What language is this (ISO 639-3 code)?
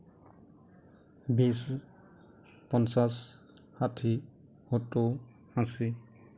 asm